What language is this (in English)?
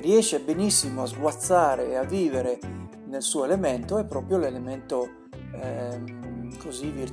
Italian